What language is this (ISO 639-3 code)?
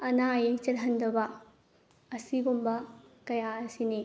mni